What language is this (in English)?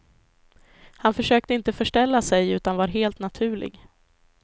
Swedish